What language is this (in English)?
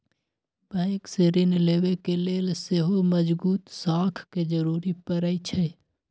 Magahi